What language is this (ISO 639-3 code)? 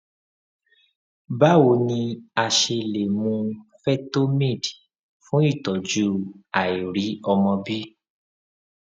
yor